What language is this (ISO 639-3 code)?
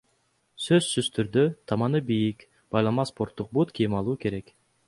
kir